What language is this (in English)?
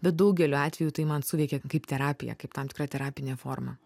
Lithuanian